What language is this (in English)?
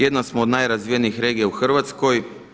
Croatian